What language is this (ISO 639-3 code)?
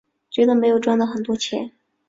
zho